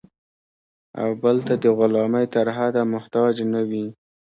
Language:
Pashto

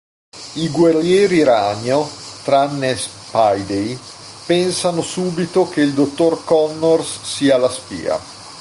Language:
Italian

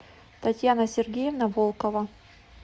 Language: Russian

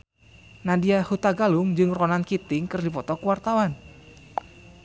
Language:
Sundanese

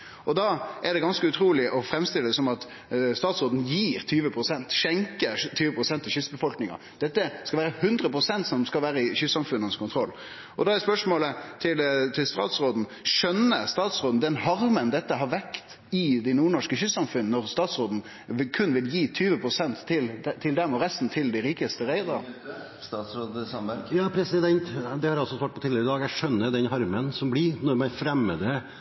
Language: Norwegian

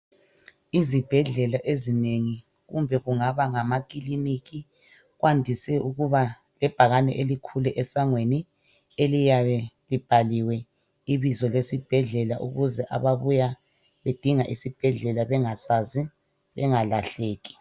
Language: North Ndebele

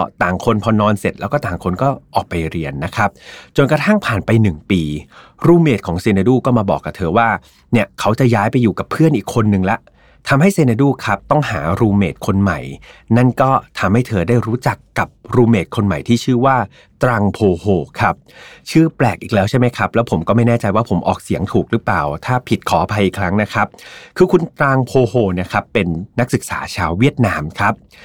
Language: Thai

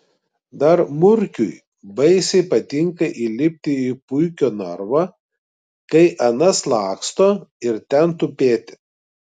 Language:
Lithuanian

